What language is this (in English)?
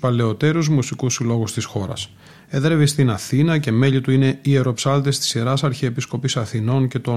Greek